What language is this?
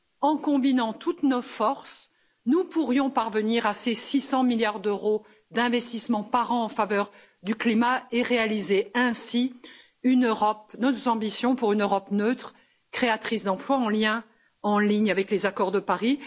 French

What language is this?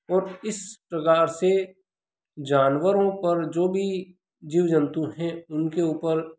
Hindi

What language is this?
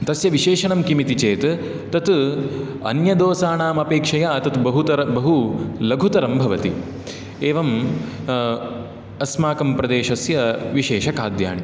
Sanskrit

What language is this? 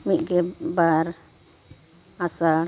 Santali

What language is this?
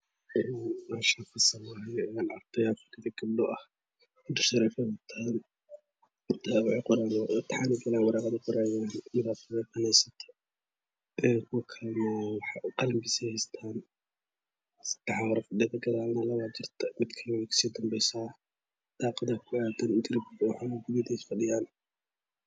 Somali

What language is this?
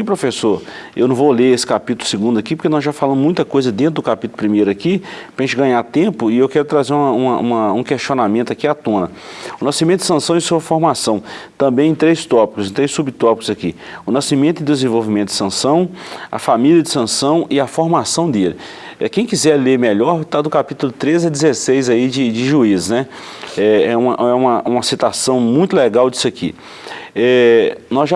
Portuguese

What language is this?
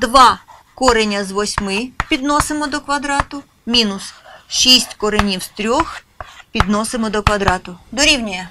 Ukrainian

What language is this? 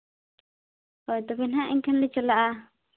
Santali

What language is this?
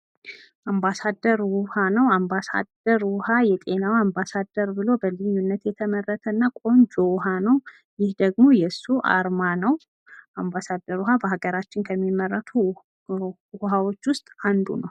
Amharic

